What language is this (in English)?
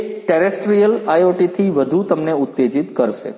Gujarati